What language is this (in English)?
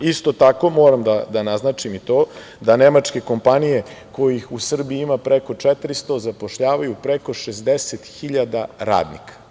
Serbian